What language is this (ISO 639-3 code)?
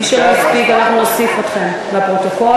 heb